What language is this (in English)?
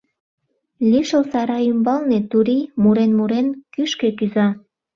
Mari